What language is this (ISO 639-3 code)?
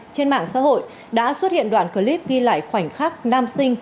vie